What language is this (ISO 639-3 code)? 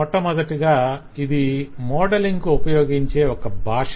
tel